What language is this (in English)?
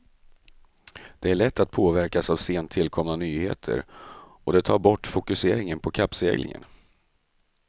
Swedish